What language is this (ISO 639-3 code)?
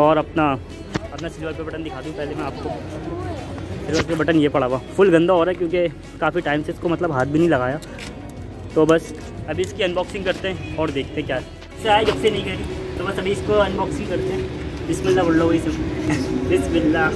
hin